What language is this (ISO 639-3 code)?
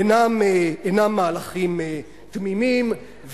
heb